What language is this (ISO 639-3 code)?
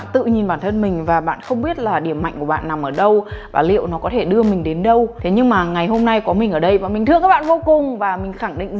vie